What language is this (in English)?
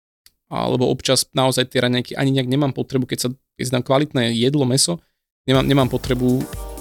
Slovak